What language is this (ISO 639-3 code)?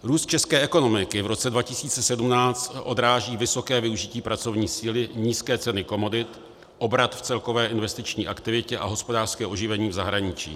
ces